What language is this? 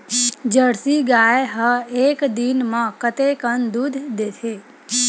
Chhattisgarhi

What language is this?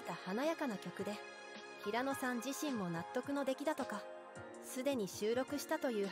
Japanese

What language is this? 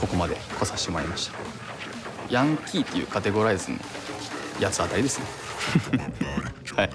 Japanese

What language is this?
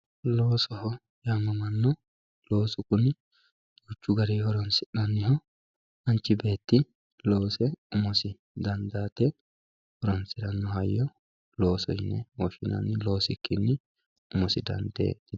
Sidamo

